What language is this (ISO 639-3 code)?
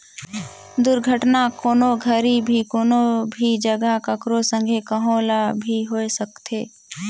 hne